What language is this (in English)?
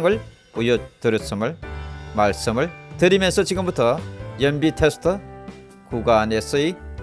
Korean